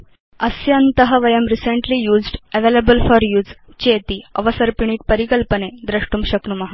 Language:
Sanskrit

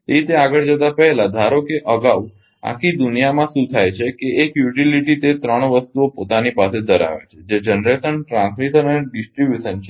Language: Gujarati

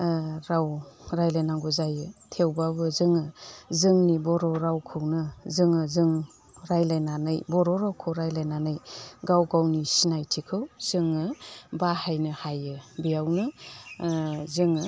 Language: Bodo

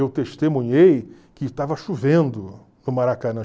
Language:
Portuguese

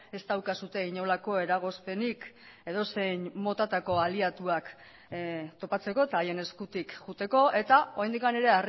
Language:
Basque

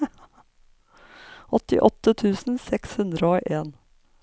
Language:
Norwegian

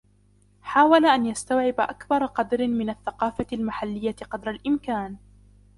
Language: Arabic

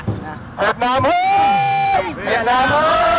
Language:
Vietnamese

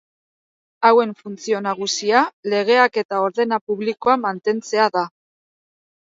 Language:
Basque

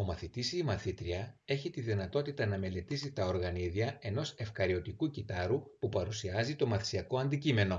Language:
Greek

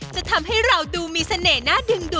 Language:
Thai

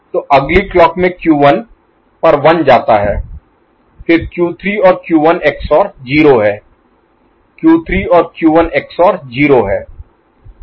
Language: Hindi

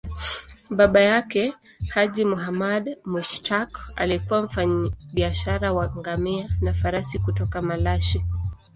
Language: Swahili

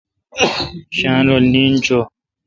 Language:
Kalkoti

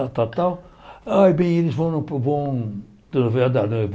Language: Portuguese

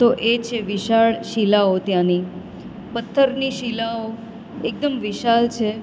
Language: Gujarati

